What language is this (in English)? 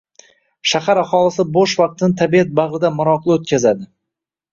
Uzbek